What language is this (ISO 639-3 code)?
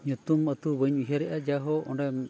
sat